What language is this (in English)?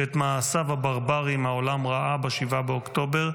Hebrew